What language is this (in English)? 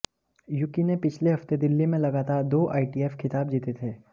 Hindi